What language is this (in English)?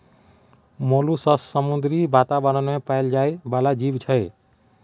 Maithili